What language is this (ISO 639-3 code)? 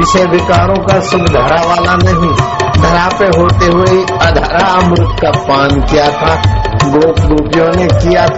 hin